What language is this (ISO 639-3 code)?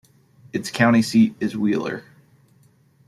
eng